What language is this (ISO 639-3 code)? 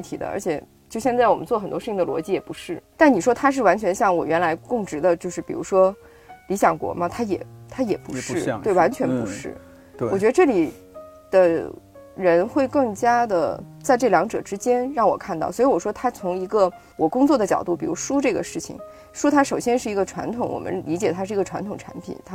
zho